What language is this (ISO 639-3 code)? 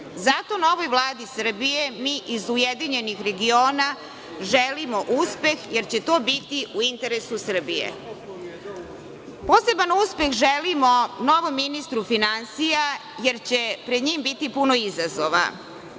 srp